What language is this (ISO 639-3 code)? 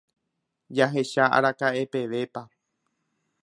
grn